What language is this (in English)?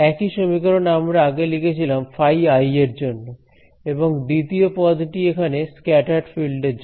Bangla